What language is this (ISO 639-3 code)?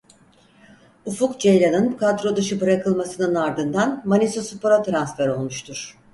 tur